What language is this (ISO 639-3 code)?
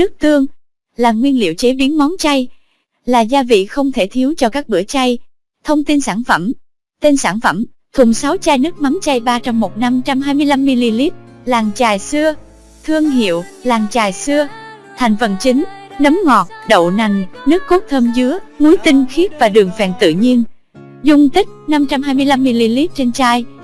vie